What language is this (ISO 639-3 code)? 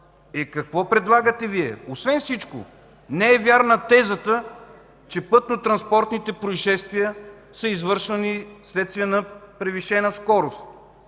bul